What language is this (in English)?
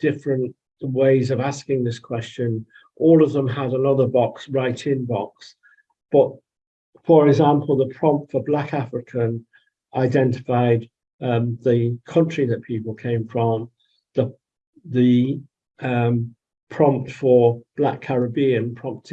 English